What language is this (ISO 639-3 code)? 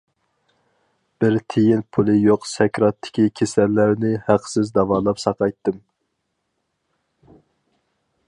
uig